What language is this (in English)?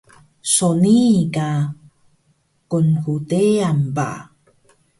Taroko